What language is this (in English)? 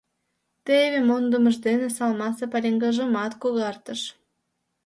Mari